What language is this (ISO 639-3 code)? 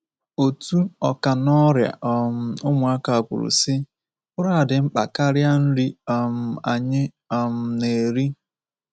ibo